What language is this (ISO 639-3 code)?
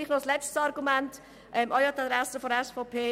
gsw